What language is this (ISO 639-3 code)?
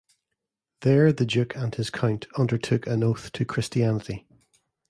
eng